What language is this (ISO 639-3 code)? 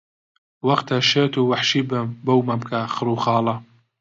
ckb